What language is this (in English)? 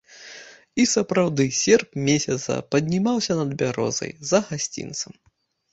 Belarusian